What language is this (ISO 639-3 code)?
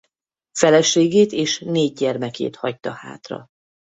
hun